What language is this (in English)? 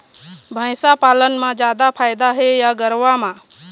Chhattisgarhi